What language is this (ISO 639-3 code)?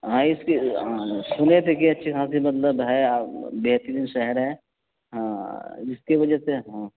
urd